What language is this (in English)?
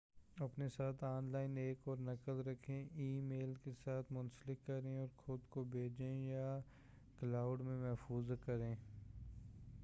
Urdu